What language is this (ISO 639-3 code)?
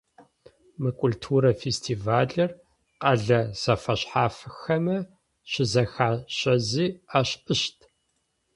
ady